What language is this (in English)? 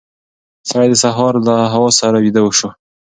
Pashto